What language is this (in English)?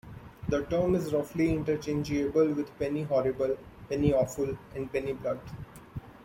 English